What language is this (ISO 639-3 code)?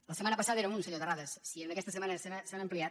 cat